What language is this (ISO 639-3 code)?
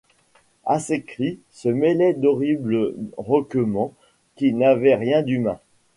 fra